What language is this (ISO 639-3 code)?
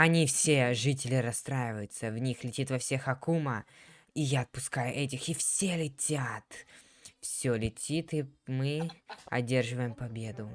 rus